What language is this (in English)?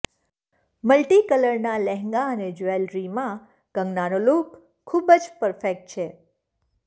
Gujarati